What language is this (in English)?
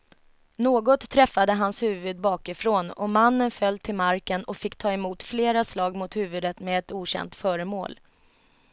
Swedish